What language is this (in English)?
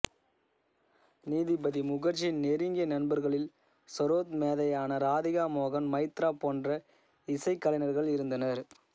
Tamil